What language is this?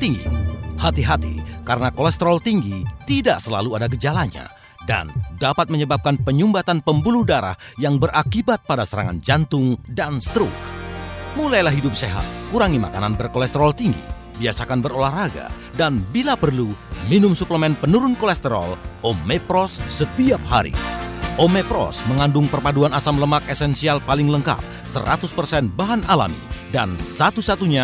Indonesian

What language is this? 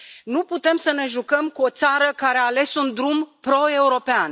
Romanian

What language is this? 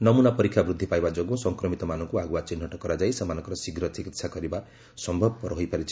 Odia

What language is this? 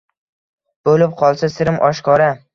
Uzbek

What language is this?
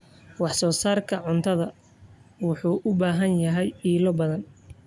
Somali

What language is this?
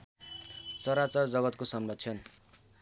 Nepali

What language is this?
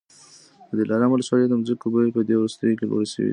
Pashto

